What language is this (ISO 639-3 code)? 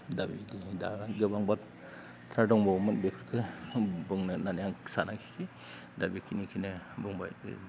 brx